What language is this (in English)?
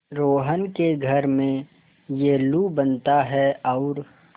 Hindi